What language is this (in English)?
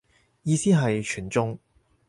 Cantonese